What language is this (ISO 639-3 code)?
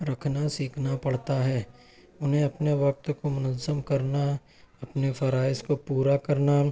urd